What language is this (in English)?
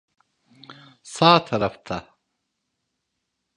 Turkish